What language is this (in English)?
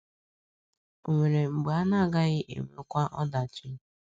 Igbo